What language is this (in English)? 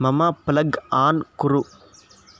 Sanskrit